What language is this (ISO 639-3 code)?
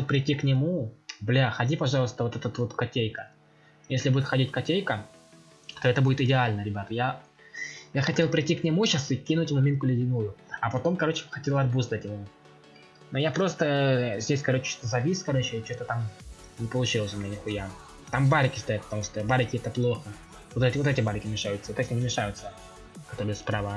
rus